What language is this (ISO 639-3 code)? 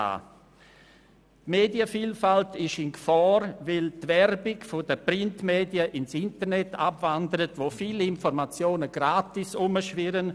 gsw